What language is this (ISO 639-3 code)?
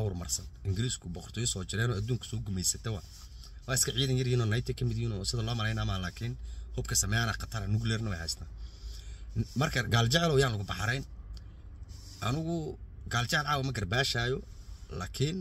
ara